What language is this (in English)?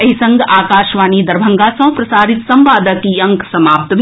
Maithili